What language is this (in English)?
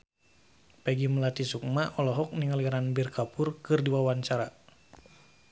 Sundanese